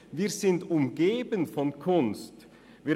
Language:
Swiss German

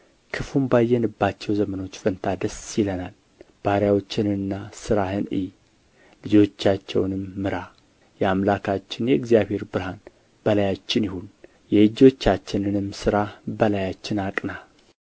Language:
Amharic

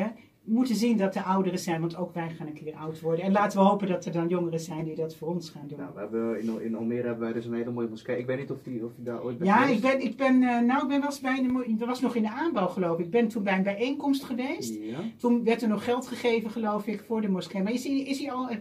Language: Dutch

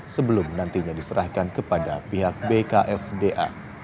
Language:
Indonesian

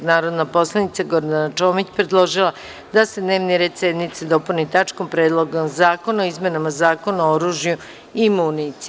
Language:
Serbian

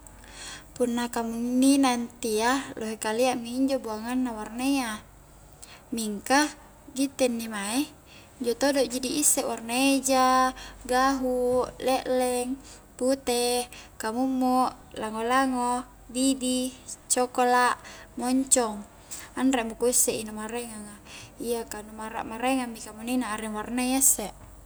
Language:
Highland Konjo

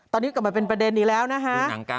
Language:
Thai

